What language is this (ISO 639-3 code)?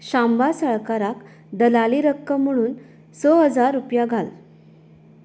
kok